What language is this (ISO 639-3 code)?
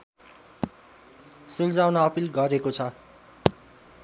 nep